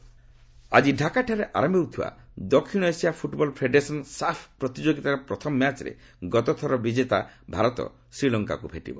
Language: Odia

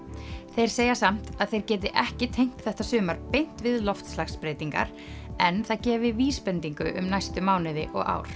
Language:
Icelandic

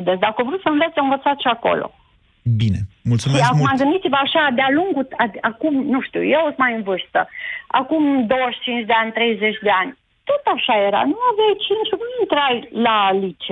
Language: Romanian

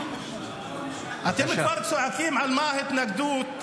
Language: Hebrew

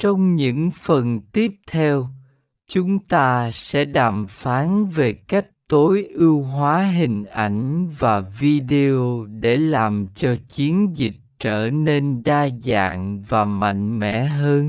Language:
Vietnamese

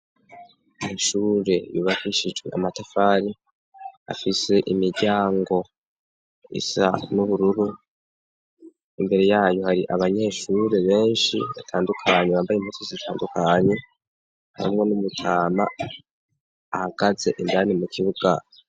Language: Rundi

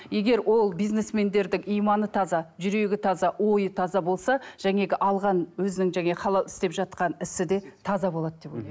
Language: Kazakh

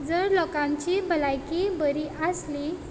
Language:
Konkani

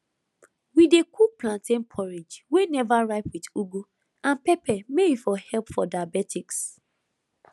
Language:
Nigerian Pidgin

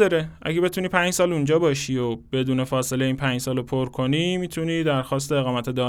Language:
Persian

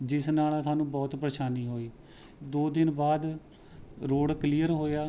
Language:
Punjabi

